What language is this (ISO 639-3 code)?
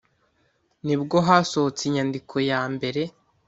kin